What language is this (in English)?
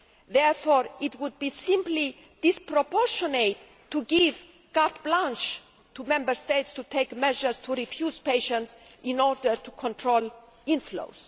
English